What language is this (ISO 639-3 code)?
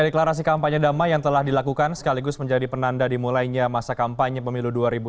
ind